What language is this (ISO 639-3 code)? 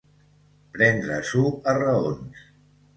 cat